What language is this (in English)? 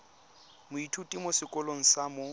Tswana